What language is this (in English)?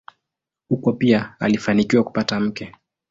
Swahili